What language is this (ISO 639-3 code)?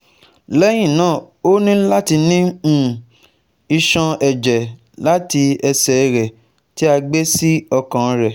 yor